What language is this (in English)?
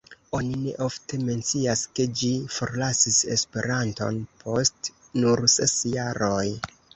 Esperanto